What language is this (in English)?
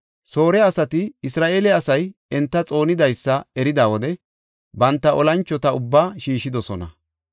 Gofa